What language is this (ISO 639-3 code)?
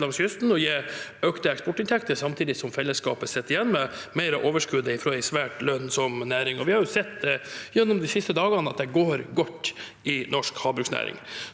nor